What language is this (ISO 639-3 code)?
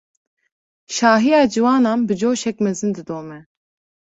kur